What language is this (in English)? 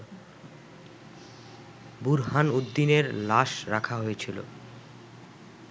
Bangla